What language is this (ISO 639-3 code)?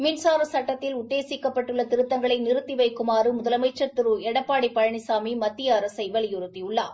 tam